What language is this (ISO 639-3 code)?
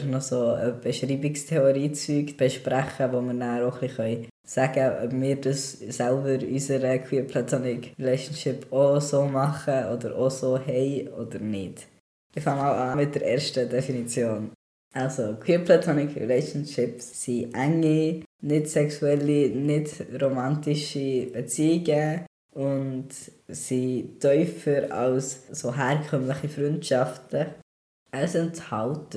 deu